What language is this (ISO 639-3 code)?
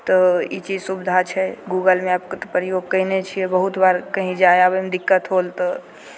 mai